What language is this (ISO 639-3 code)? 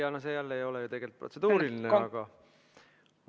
est